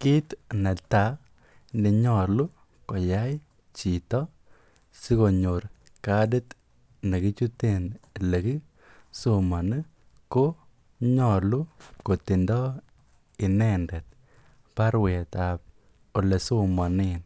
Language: Kalenjin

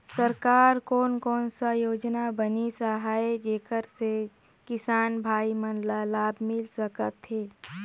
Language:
Chhattisgarhi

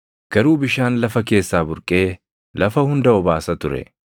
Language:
Oromo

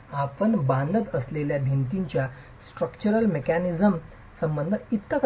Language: Marathi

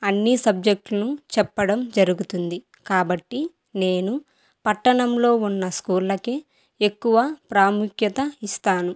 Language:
Telugu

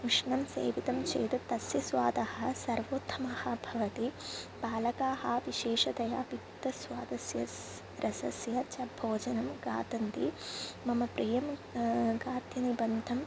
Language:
Sanskrit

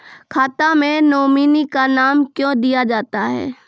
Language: Maithili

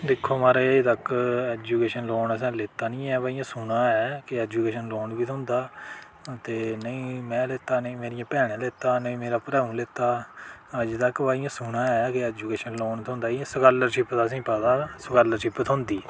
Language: Dogri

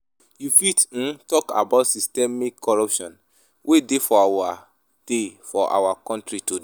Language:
Nigerian Pidgin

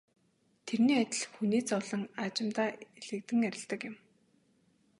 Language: Mongolian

